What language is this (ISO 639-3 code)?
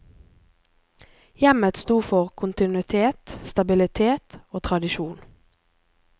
nor